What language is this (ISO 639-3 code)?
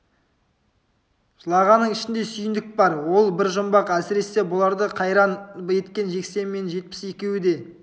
kaz